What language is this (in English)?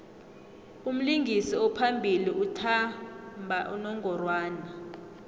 South Ndebele